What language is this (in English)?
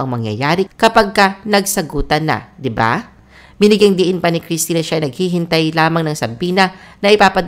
Filipino